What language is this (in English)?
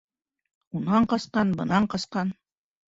Bashkir